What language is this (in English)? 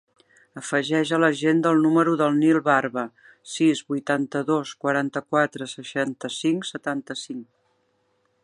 Catalan